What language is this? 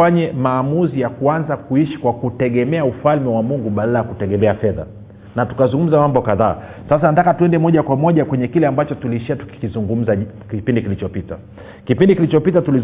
Swahili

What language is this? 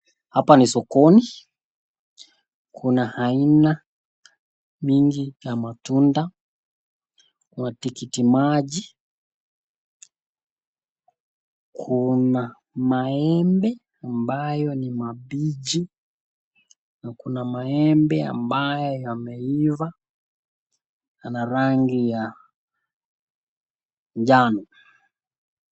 Swahili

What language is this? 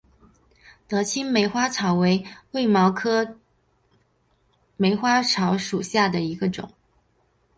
Chinese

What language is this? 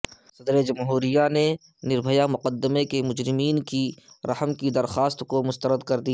Urdu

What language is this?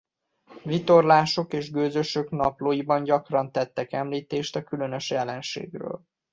Hungarian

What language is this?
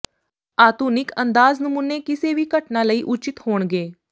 Punjabi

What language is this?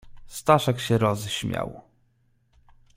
Polish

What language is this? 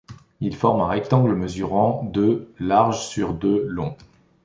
French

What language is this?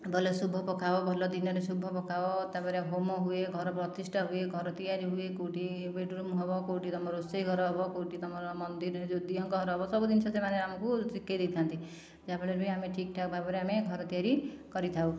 Odia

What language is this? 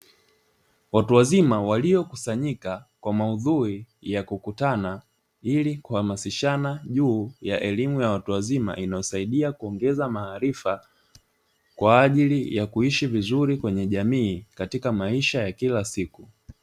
Swahili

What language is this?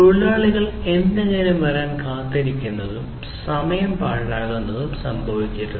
Malayalam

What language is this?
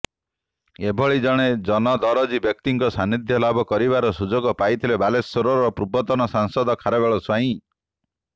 Odia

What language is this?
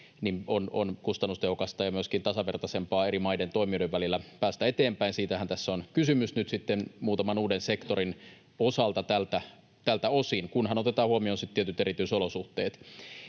Finnish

